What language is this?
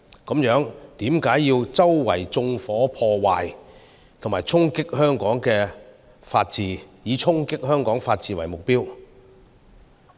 Cantonese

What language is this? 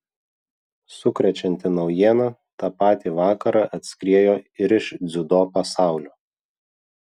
Lithuanian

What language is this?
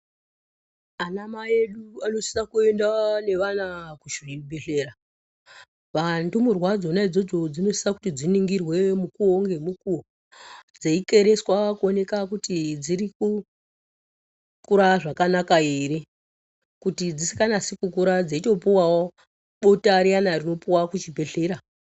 Ndau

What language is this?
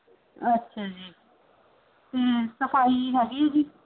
Punjabi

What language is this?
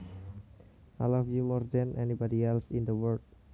Javanese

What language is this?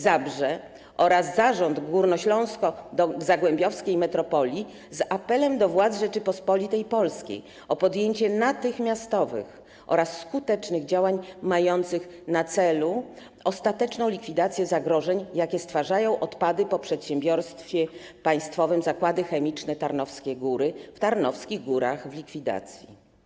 Polish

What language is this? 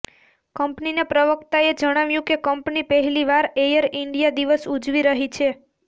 Gujarati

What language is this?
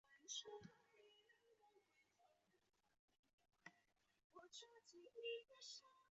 Chinese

